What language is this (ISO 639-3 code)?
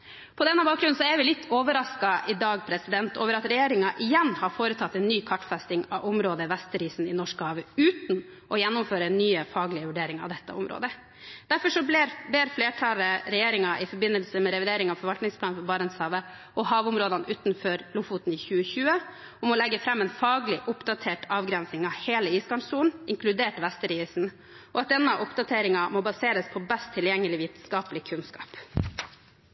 nob